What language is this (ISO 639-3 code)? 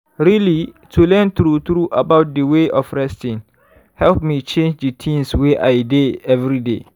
pcm